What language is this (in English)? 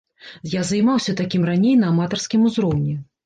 Belarusian